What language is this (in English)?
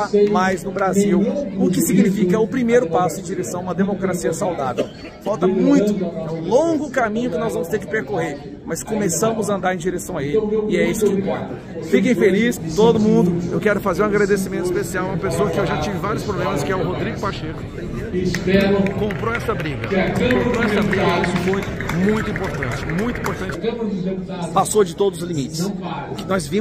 Portuguese